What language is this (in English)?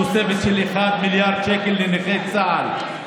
Hebrew